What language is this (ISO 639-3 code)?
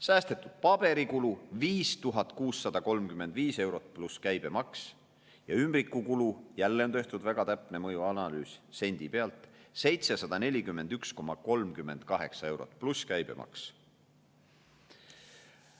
est